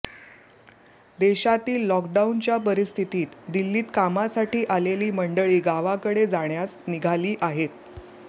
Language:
Marathi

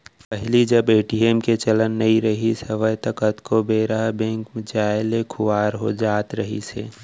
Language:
Chhattisgarhi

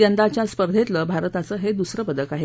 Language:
Marathi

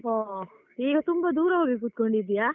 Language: Kannada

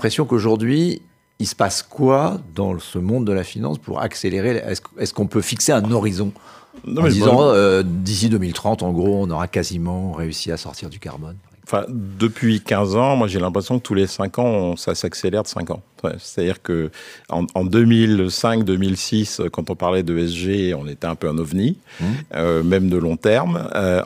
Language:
French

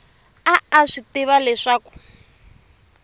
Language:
Tsonga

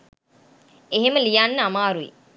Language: Sinhala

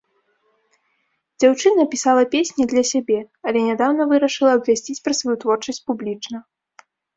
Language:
Belarusian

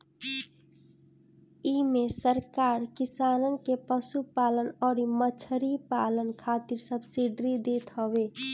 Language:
Bhojpuri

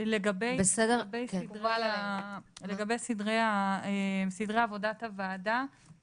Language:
Hebrew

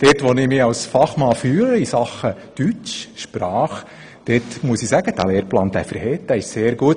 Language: Swiss German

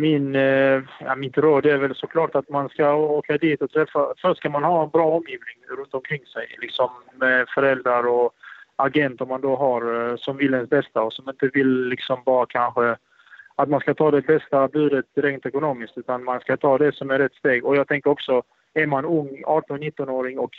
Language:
Swedish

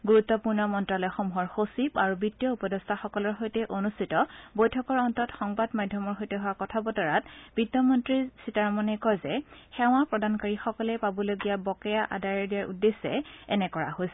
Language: Assamese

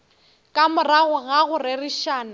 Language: Northern Sotho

